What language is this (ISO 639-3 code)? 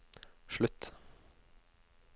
nor